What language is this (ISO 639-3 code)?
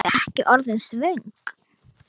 isl